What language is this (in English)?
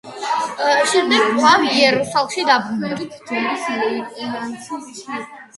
Georgian